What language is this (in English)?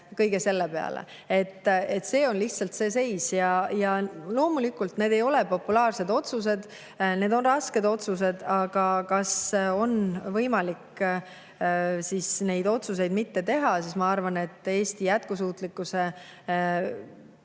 Estonian